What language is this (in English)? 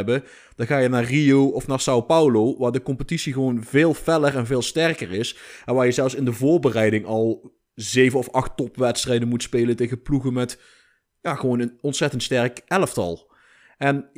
Dutch